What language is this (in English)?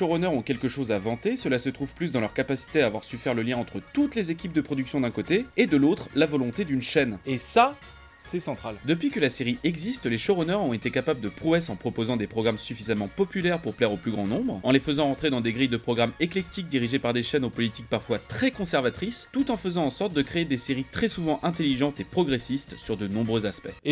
French